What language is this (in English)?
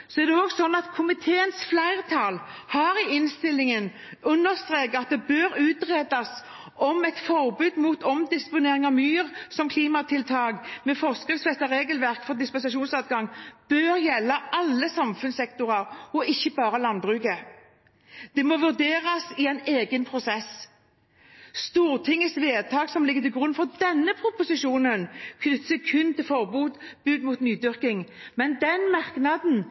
Norwegian Bokmål